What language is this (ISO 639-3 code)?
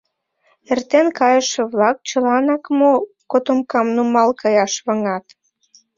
chm